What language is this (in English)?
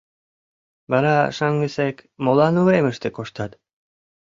Mari